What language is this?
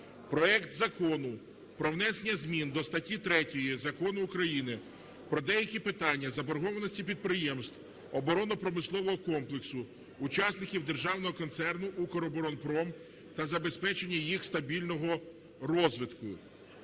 Ukrainian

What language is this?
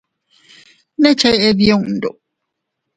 Teutila Cuicatec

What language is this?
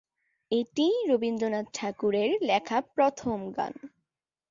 Bangla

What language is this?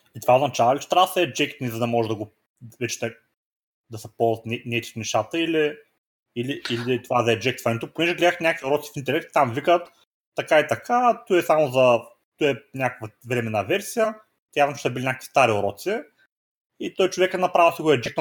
Bulgarian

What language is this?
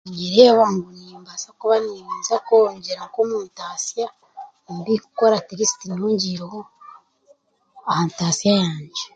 Chiga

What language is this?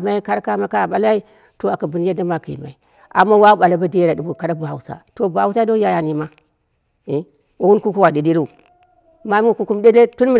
Dera (Nigeria)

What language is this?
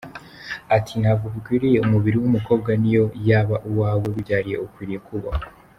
Kinyarwanda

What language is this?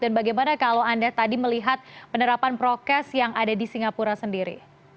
Indonesian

